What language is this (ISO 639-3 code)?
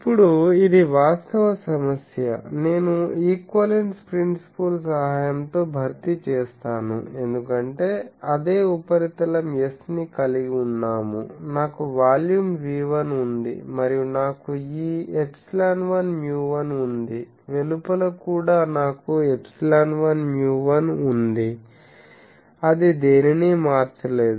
tel